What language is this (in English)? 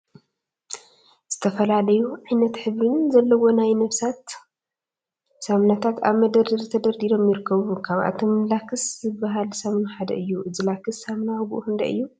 Tigrinya